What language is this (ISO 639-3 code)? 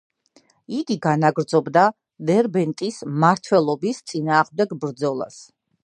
kat